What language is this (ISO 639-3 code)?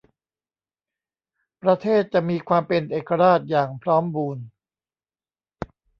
tha